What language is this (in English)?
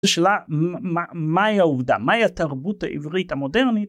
Hebrew